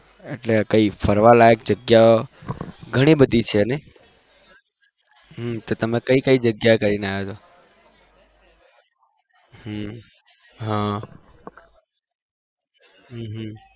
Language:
Gujarati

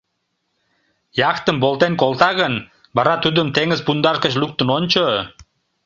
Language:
Mari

